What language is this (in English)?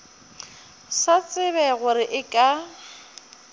Northern Sotho